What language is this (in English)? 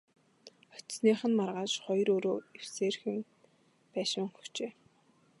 Mongolian